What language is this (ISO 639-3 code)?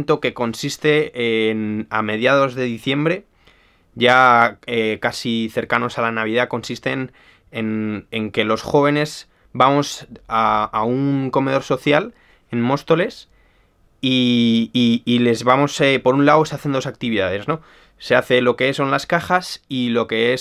spa